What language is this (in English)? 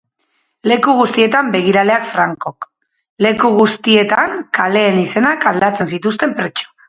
Basque